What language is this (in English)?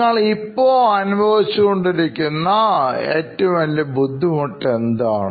Malayalam